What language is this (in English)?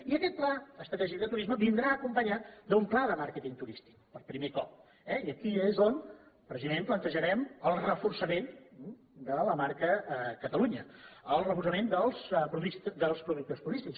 Catalan